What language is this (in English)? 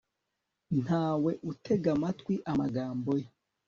Kinyarwanda